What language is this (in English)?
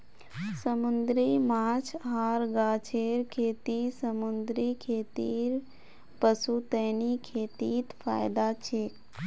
Magahi